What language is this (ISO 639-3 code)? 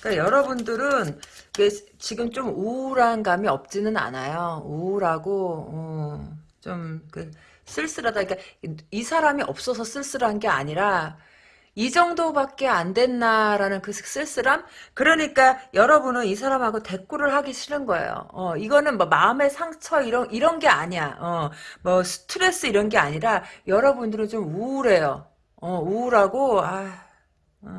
kor